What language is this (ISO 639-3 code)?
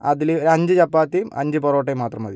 mal